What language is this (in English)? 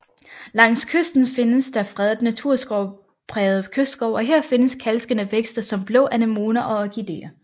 Danish